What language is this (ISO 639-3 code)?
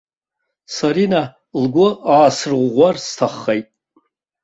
abk